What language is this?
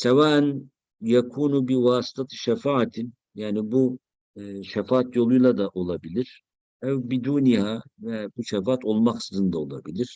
Turkish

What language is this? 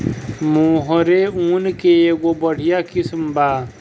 Bhojpuri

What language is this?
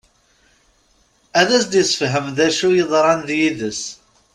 Kabyle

